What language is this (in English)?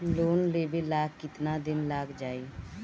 Bhojpuri